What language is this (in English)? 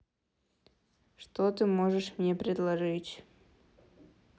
Russian